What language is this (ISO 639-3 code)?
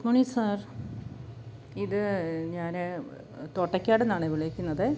mal